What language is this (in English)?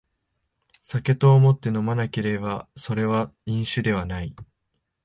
Japanese